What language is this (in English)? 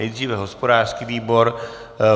Czech